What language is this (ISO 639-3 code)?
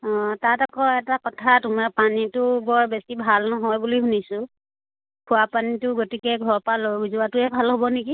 asm